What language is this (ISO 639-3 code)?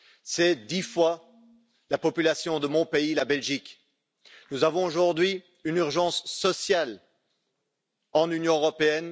fra